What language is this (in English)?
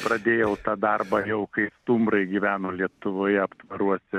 Lithuanian